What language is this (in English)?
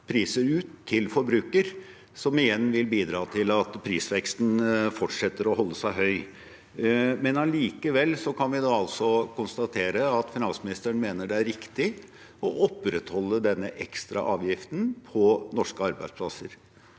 Norwegian